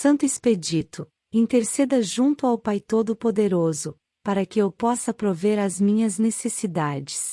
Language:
Portuguese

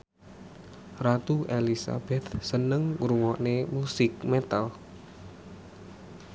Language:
Javanese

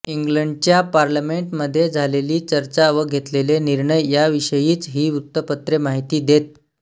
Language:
Marathi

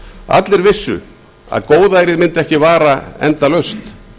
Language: Icelandic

